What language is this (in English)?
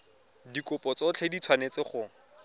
Tswana